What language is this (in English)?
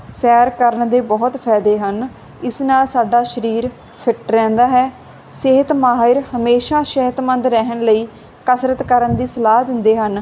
Punjabi